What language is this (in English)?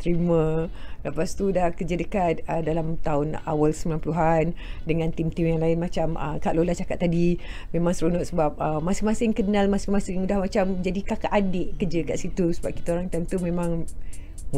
Malay